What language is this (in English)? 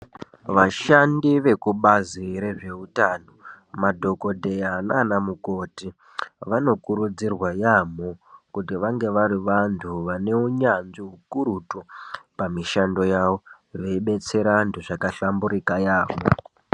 Ndau